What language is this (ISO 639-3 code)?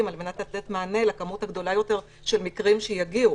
heb